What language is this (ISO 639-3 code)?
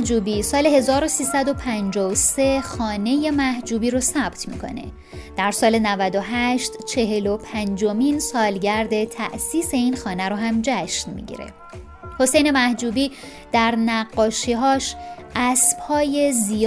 fas